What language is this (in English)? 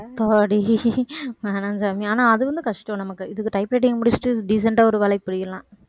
Tamil